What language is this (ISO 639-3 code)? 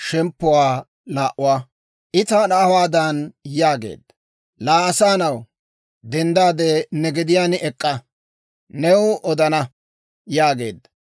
dwr